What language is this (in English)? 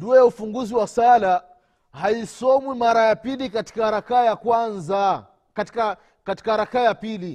Swahili